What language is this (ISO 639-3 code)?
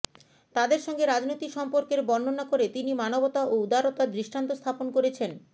ben